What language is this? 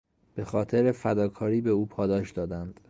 Persian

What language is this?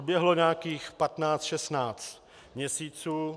Czech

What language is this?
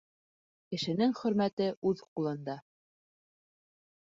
Bashkir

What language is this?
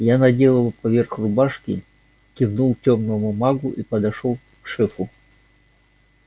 Russian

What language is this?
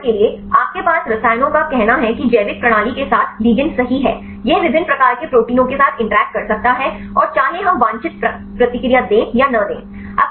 Hindi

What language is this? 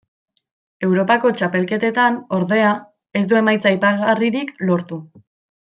Basque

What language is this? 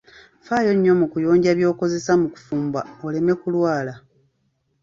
Ganda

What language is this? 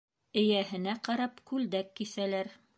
Bashkir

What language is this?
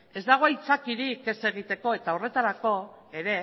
Basque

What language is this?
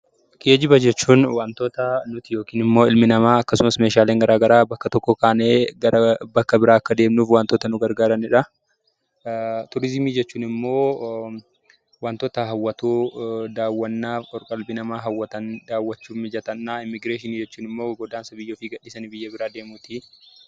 Oromo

